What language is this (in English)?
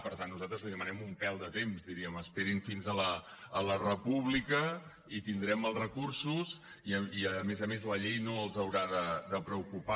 Catalan